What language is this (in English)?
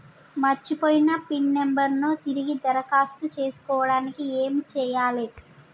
Telugu